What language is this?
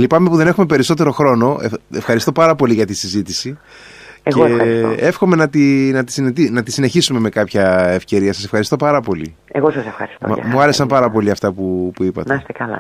Greek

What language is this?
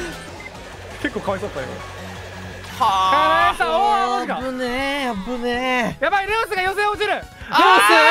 Japanese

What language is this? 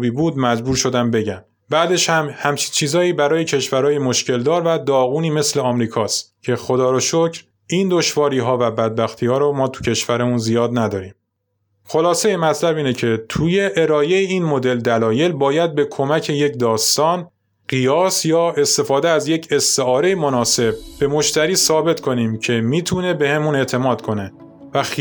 Persian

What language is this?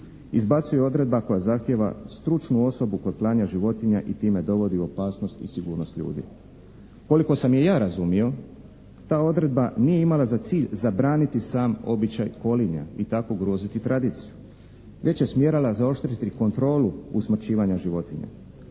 Croatian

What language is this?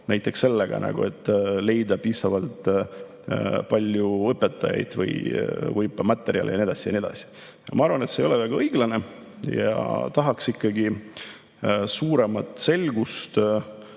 Estonian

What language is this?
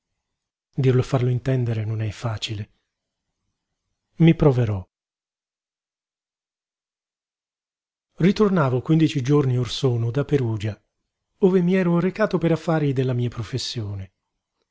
Italian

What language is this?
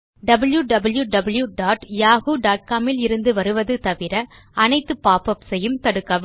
Tamil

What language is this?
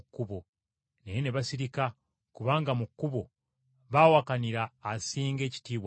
Ganda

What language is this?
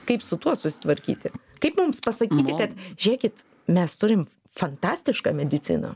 Lithuanian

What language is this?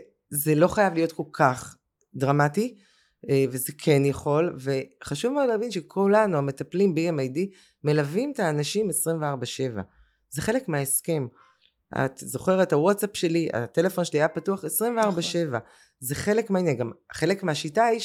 Hebrew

